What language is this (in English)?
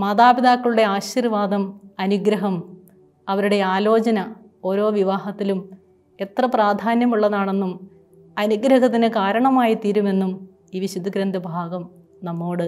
Malayalam